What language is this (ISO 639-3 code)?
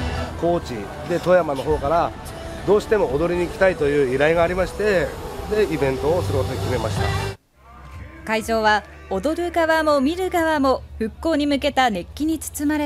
jpn